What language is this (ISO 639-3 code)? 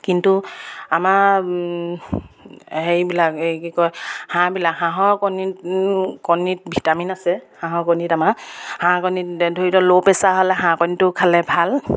asm